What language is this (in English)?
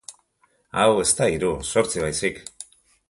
Basque